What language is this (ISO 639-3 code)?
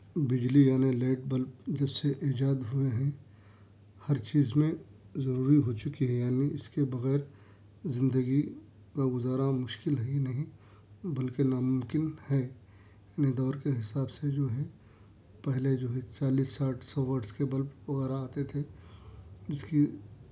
urd